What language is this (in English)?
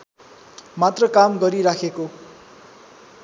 Nepali